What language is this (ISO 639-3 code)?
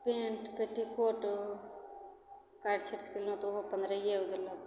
mai